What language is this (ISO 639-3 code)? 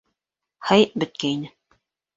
bak